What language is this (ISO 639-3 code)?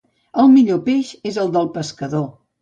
cat